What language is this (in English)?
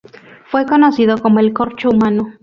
Spanish